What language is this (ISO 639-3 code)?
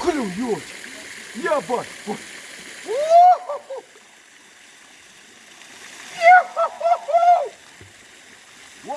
rus